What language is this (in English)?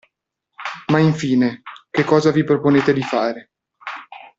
Italian